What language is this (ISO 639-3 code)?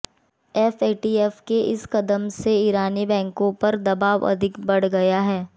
hin